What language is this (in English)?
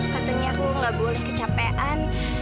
Indonesian